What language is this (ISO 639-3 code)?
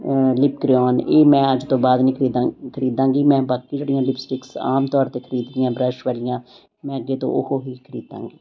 pan